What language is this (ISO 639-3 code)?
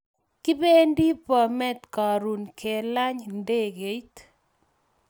kln